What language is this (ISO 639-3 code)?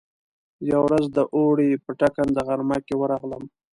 pus